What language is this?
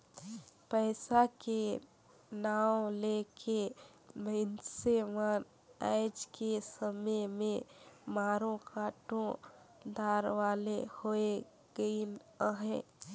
Chhattisgarhi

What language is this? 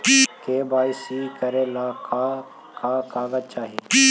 Magahi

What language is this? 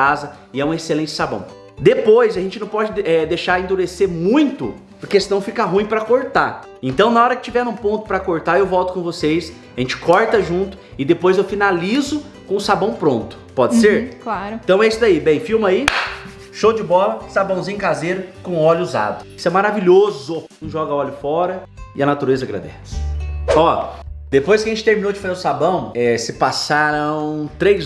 Portuguese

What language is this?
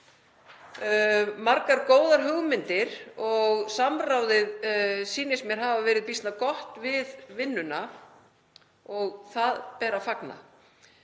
Icelandic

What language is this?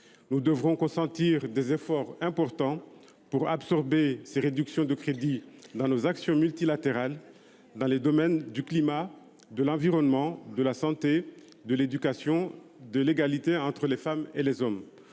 French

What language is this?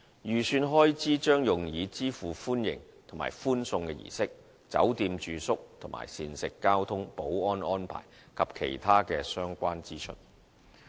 Cantonese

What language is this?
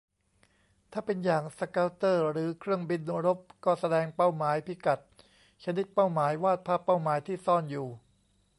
Thai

